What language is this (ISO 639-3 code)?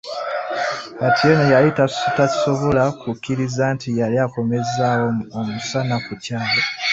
lug